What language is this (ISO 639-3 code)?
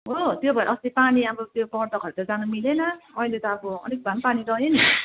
nep